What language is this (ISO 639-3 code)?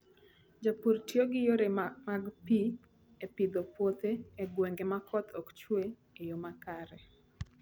luo